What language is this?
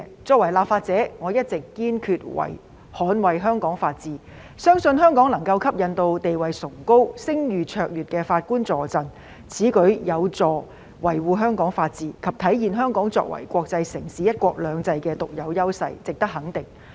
Cantonese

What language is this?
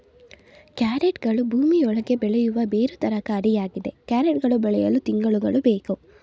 Kannada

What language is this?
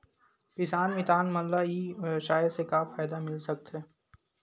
Chhattisgarhi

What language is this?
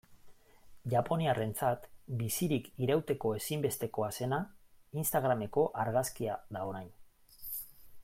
Basque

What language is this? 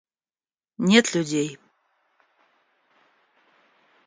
Russian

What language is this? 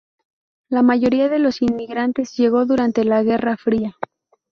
Spanish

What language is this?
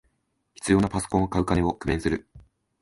Japanese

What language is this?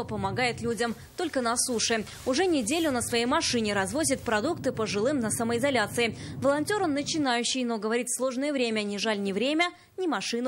Russian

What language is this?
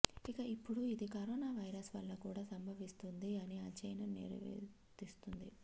Telugu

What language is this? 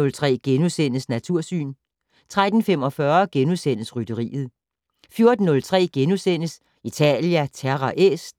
Danish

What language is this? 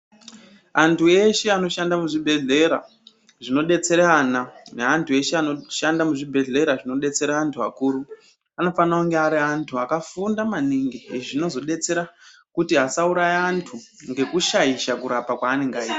Ndau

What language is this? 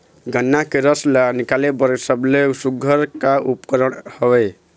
Chhattisgarhi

